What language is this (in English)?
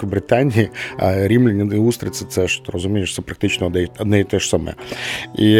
Ukrainian